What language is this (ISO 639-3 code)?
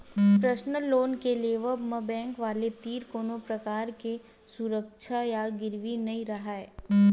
hne